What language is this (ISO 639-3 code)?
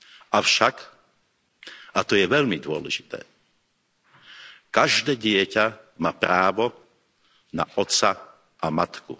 slk